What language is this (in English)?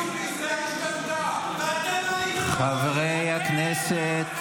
Hebrew